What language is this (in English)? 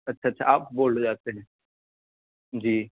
Urdu